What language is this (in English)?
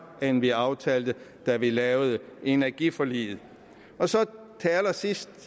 Danish